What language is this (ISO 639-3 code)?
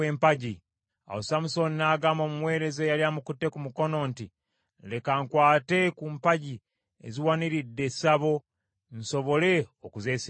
lug